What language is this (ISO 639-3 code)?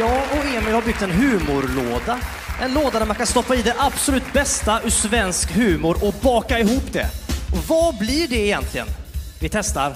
swe